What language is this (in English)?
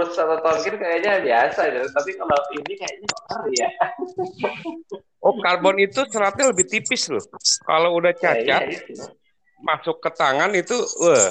Indonesian